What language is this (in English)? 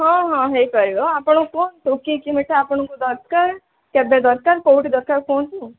Odia